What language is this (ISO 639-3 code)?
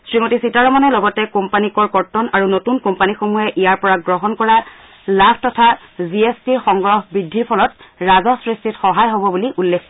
asm